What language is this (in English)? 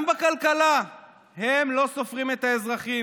Hebrew